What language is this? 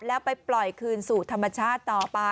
Thai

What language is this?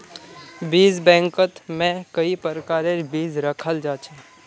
Magahi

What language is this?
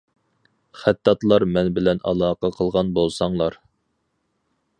Uyghur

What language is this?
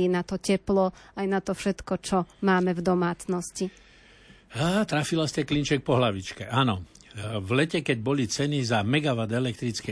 Slovak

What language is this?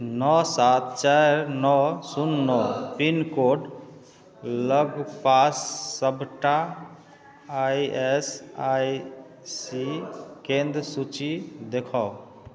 Maithili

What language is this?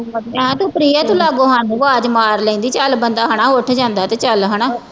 Punjabi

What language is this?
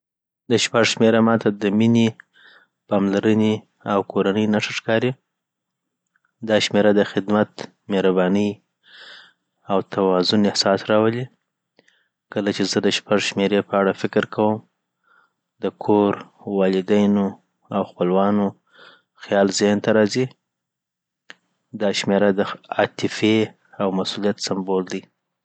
Southern Pashto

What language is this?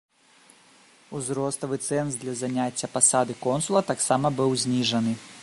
Belarusian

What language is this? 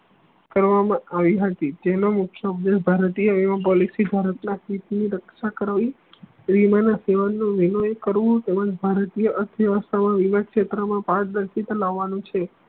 Gujarati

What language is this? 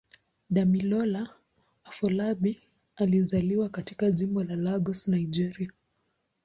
Swahili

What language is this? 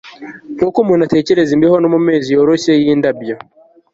Kinyarwanda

